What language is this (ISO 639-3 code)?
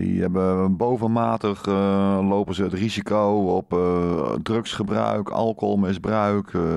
nld